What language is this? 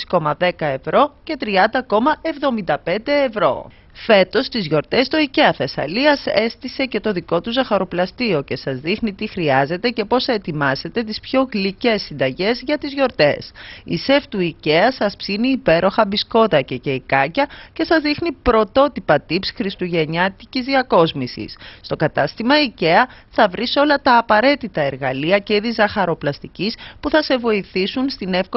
Greek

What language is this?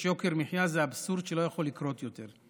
Hebrew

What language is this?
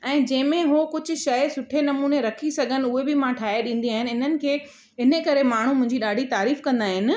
Sindhi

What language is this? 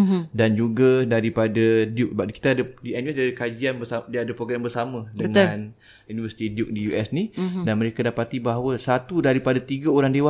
Malay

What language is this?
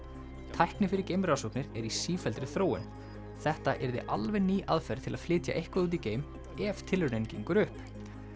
Icelandic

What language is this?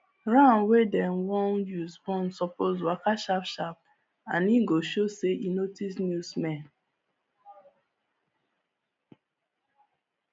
Nigerian Pidgin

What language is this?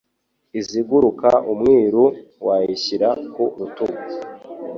Kinyarwanda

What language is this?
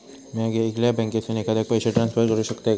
Marathi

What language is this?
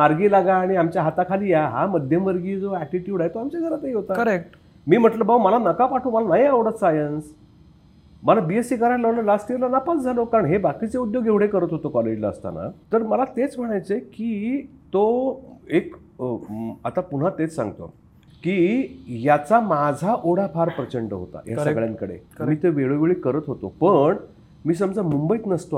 Marathi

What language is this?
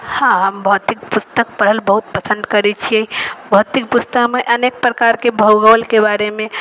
Maithili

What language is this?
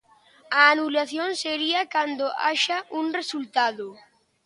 Galician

